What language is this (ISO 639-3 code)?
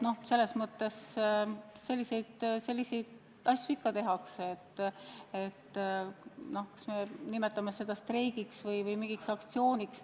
est